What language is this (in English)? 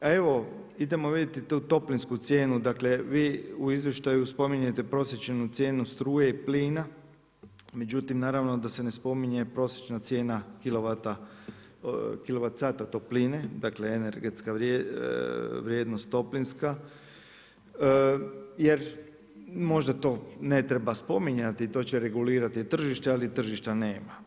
Croatian